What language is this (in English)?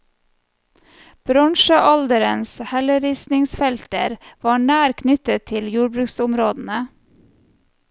Norwegian